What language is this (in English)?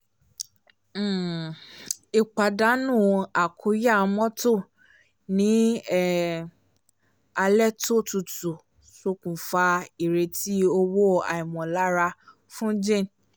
Yoruba